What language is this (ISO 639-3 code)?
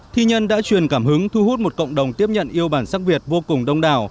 vie